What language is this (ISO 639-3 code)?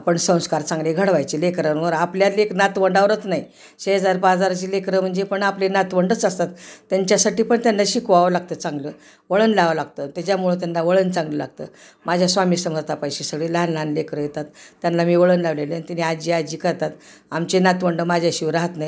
mar